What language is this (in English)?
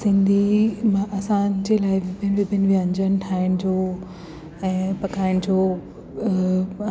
Sindhi